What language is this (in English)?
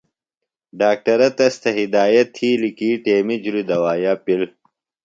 Phalura